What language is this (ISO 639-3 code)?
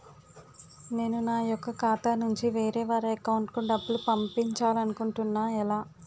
tel